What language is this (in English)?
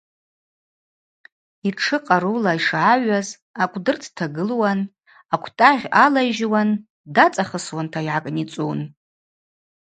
Abaza